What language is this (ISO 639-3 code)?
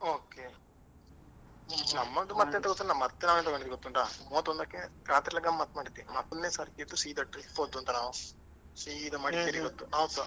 kan